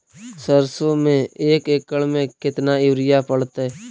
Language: Magahi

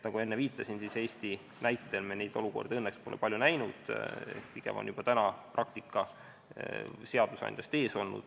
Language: Estonian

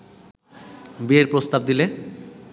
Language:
Bangla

